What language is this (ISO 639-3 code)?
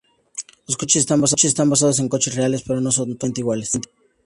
spa